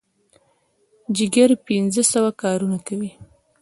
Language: Pashto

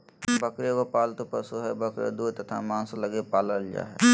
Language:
Magahi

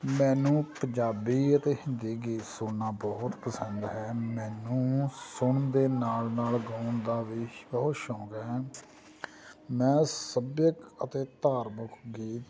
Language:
Punjabi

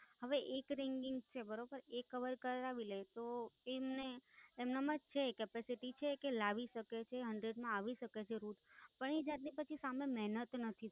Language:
Gujarati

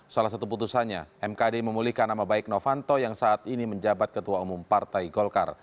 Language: Indonesian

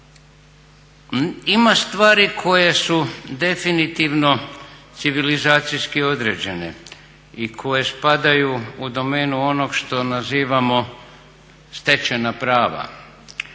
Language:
Croatian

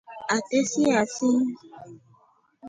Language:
Rombo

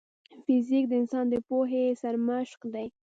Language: Pashto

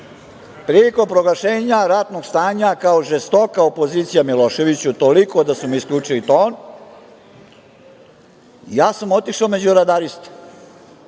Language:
Serbian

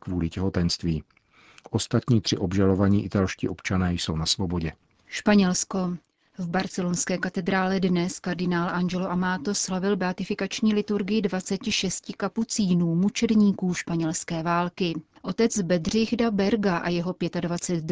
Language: Czech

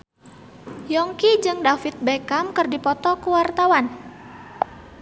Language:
Sundanese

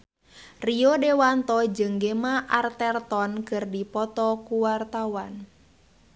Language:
Sundanese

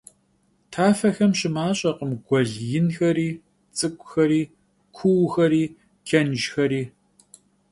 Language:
Kabardian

